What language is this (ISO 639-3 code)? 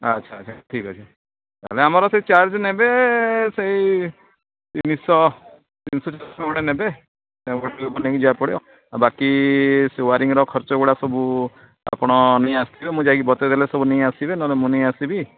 ori